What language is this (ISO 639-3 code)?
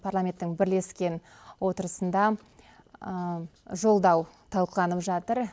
kaz